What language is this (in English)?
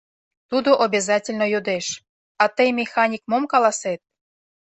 Mari